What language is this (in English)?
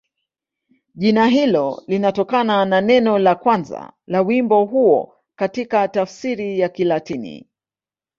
Swahili